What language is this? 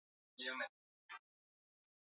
Swahili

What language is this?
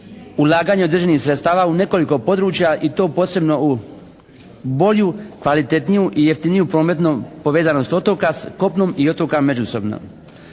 Croatian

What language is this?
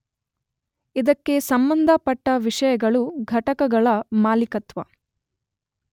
Kannada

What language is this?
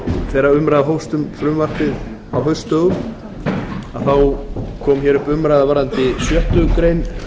Icelandic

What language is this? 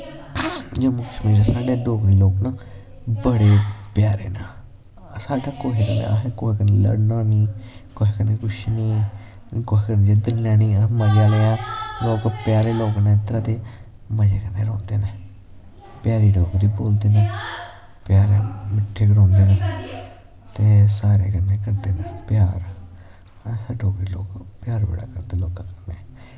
Dogri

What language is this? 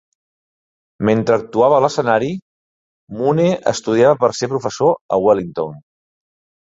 Catalan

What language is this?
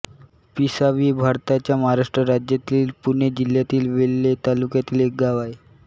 Marathi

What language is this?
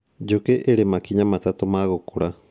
Kikuyu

